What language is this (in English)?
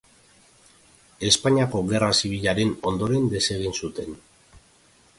Basque